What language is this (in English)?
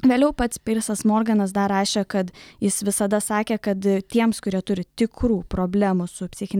Lithuanian